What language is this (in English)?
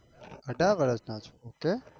Gujarati